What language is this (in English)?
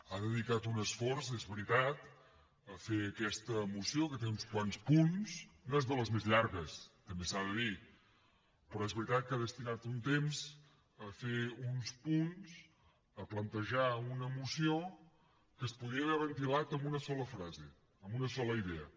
Catalan